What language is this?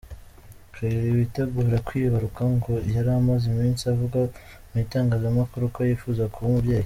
Kinyarwanda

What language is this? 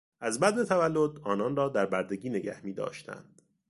Persian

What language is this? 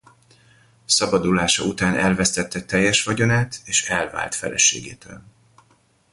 Hungarian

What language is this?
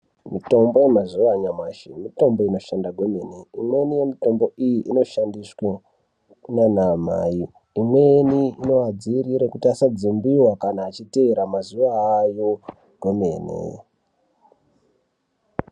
Ndau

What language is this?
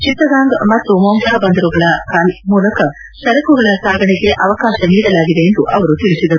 Kannada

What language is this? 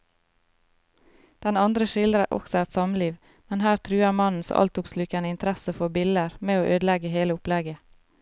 Norwegian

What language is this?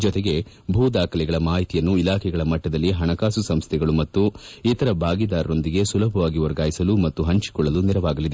Kannada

